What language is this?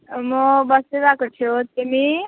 Nepali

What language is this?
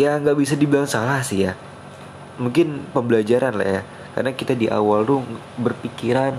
Indonesian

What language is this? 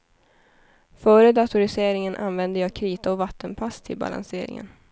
Swedish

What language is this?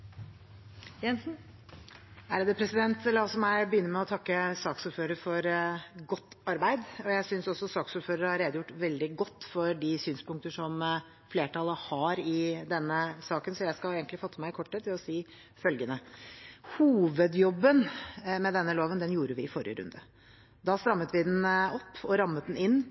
Norwegian Bokmål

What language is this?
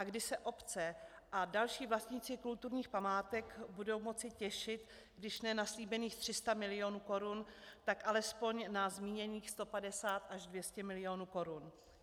Czech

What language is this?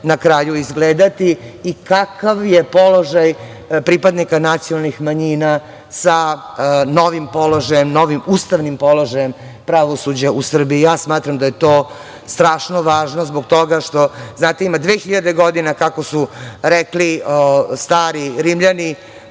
Serbian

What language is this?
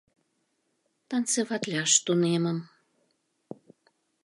Mari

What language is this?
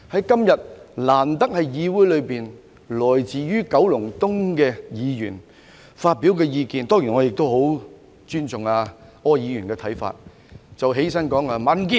Cantonese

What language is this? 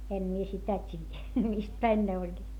Finnish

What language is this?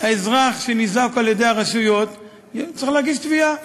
Hebrew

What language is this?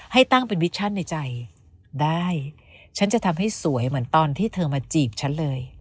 Thai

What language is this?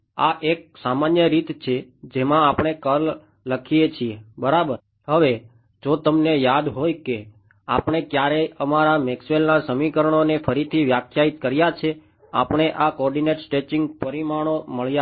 Gujarati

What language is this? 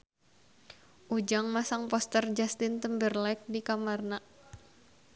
Sundanese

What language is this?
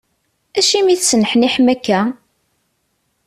Kabyle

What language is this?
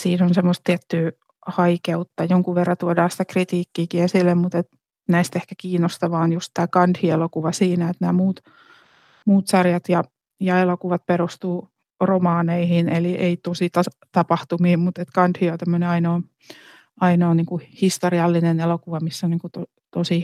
Finnish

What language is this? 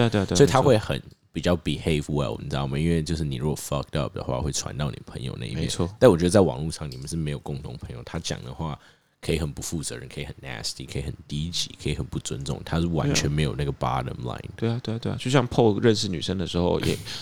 Chinese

